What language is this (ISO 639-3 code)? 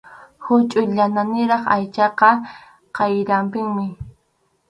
qxu